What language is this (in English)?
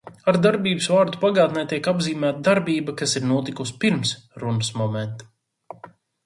Latvian